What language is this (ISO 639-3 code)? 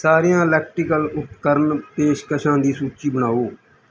pan